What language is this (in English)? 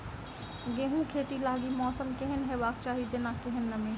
Maithili